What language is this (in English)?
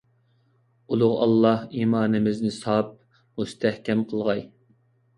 Uyghur